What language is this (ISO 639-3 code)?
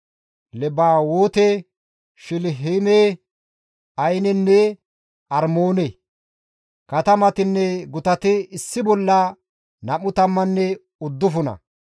gmv